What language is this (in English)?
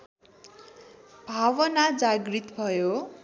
Nepali